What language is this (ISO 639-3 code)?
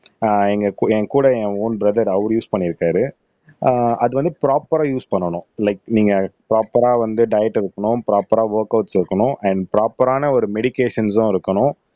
tam